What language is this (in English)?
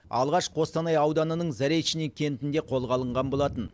Kazakh